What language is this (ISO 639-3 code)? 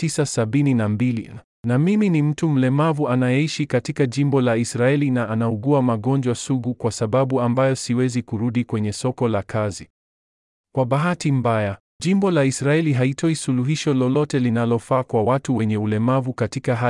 swa